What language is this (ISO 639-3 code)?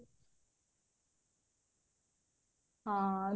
ori